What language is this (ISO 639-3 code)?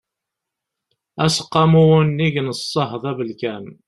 kab